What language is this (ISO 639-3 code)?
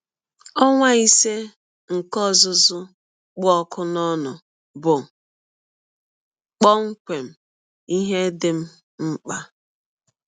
ibo